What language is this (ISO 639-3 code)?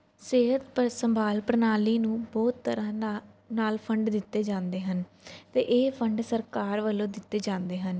pan